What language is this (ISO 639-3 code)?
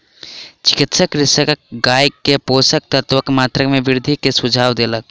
mai